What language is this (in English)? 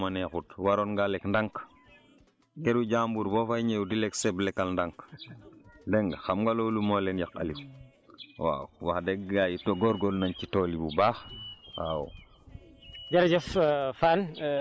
Wolof